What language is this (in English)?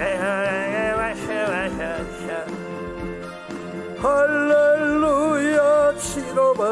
Korean